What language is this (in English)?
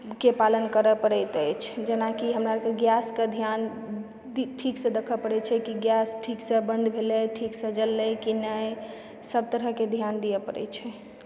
Maithili